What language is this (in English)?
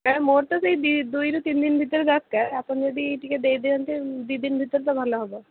Odia